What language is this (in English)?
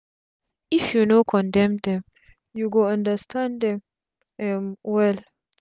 Nigerian Pidgin